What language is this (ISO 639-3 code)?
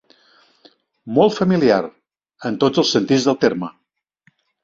cat